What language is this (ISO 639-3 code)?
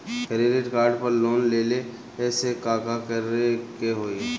bho